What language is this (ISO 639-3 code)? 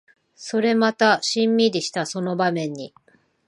jpn